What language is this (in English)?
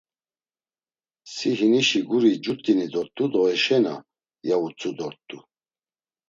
Laz